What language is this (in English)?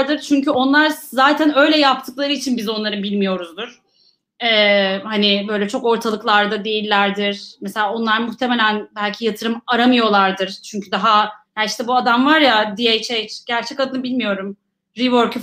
Turkish